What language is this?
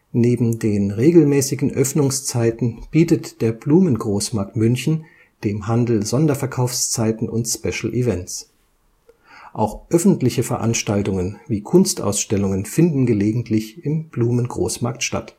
German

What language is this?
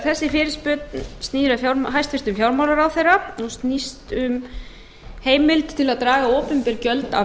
Icelandic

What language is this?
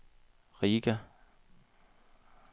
Danish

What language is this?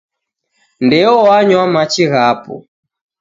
Taita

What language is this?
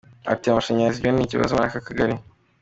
Kinyarwanda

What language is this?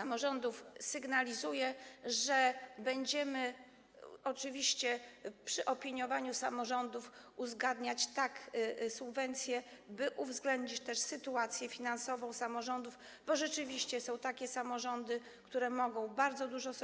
Polish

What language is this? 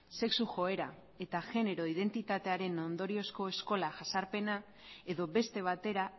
Basque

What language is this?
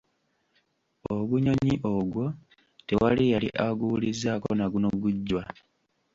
Ganda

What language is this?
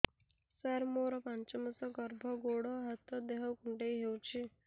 Odia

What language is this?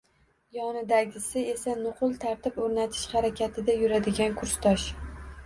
Uzbek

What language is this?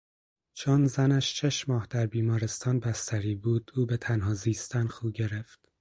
Persian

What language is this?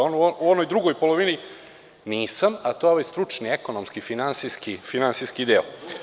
Serbian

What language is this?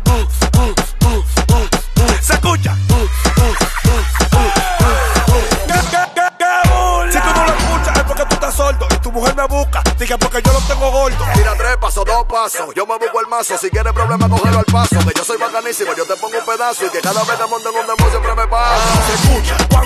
Spanish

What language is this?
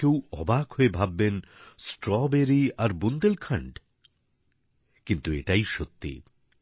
Bangla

